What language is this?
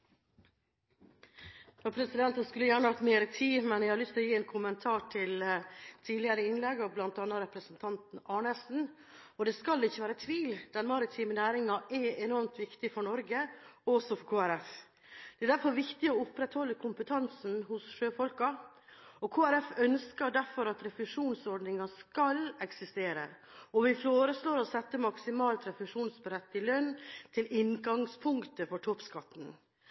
Norwegian Bokmål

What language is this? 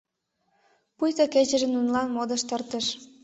Mari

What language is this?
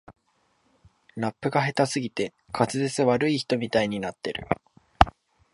Japanese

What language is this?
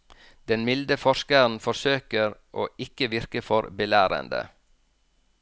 Norwegian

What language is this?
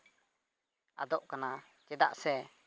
Santali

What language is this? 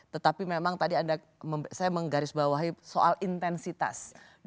Indonesian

